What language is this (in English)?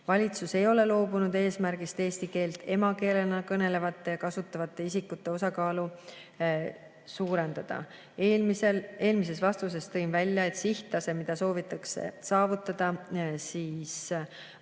Estonian